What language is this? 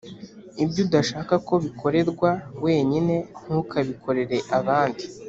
Kinyarwanda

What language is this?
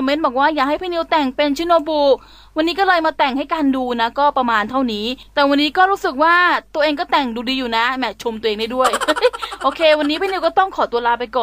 Thai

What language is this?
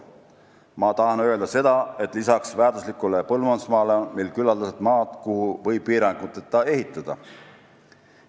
Estonian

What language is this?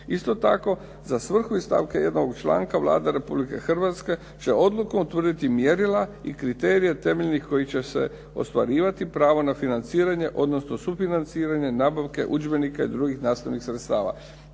Croatian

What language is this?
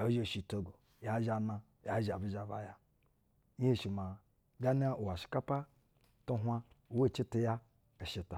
Basa (Nigeria)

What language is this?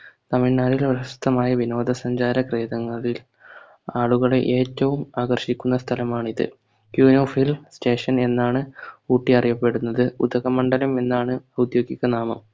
Malayalam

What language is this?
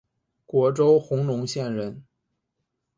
Chinese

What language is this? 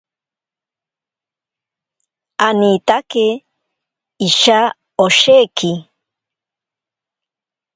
Ashéninka Perené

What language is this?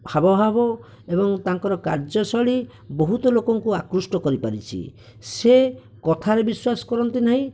Odia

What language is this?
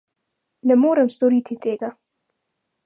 Slovenian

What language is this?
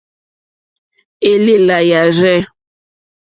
Mokpwe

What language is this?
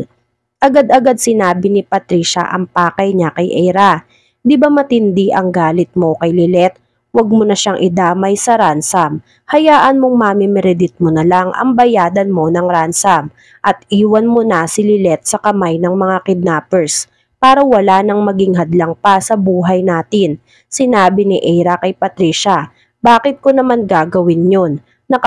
Filipino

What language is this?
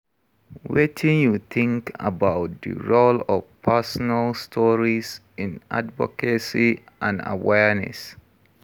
Nigerian Pidgin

